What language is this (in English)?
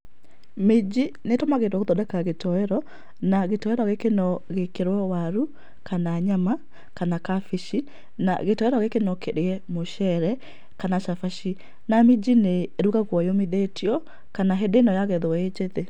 Kikuyu